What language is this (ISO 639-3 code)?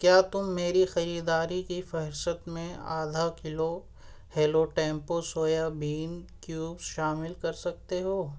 urd